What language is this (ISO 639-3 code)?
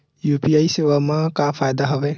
hne